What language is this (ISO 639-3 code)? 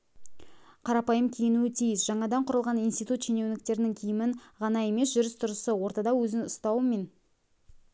kaz